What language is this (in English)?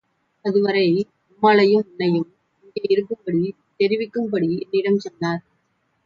Tamil